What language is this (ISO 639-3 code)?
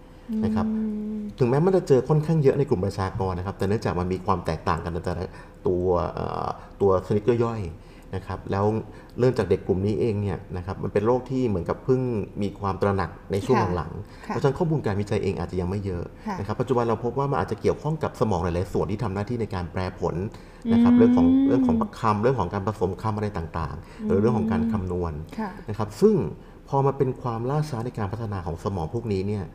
tha